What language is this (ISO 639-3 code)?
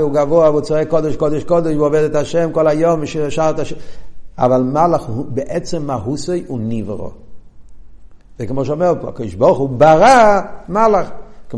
heb